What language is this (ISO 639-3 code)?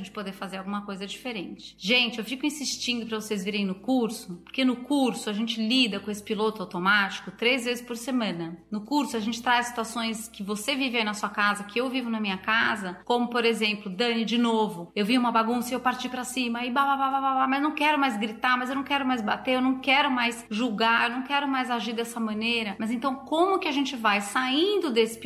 por